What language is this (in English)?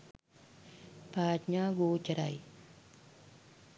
Sinhala